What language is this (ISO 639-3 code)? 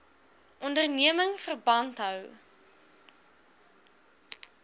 afr